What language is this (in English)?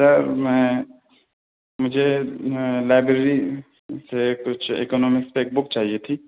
Urdu